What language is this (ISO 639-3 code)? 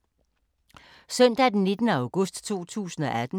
dan